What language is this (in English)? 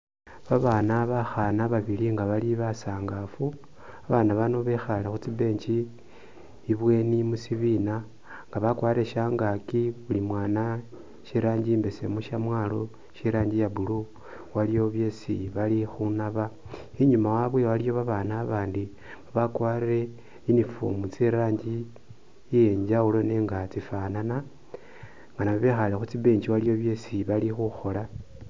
Masaaba